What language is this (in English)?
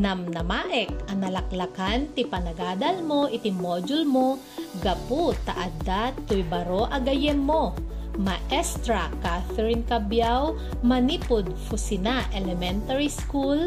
Filipino